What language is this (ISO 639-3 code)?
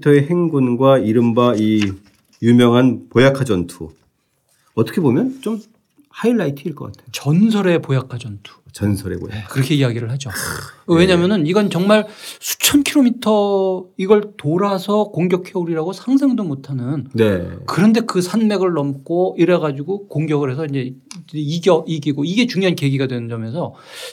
kor